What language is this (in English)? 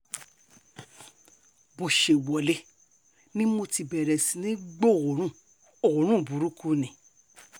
Yoruba